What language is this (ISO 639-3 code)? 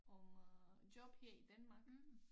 dan